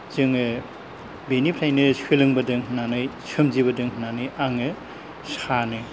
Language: Bodo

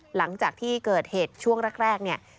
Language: Thai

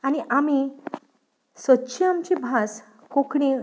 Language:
Konkani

